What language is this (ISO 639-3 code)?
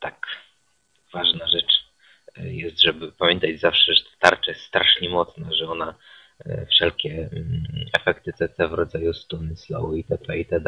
pol